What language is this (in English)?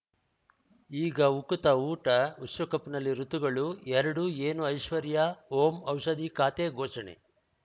Kannada